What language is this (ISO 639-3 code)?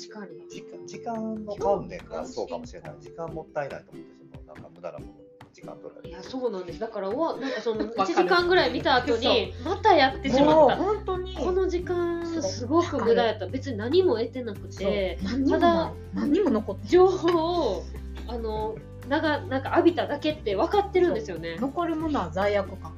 jpn